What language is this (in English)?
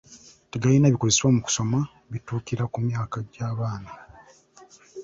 Ganda